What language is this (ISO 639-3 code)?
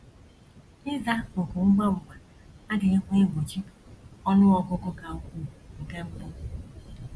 ibo